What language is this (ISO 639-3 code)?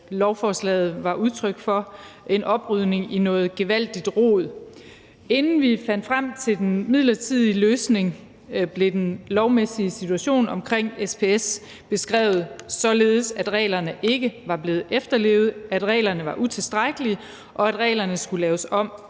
dan